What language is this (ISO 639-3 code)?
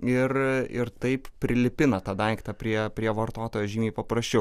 lit